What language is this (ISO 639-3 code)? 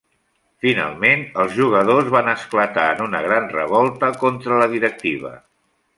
cat